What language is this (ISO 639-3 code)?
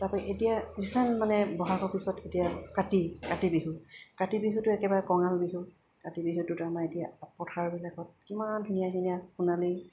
asm